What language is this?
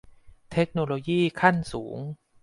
Thai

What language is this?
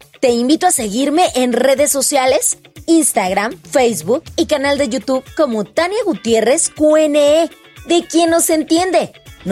Spanish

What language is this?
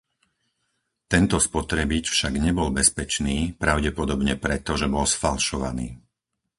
Slovak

